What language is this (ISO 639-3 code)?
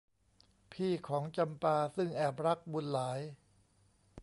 tha